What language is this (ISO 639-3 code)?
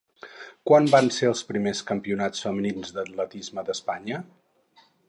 cat